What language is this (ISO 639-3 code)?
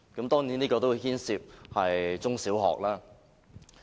yue